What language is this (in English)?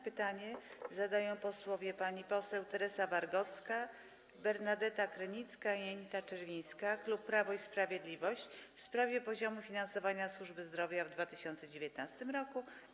Polish